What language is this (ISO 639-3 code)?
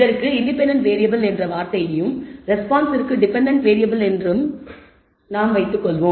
tam